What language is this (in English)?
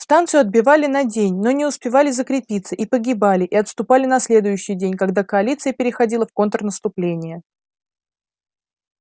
Russian